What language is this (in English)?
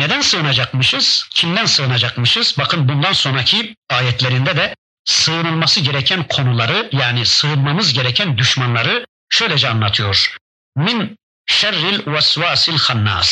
Turkish